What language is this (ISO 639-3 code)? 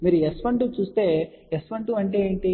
tel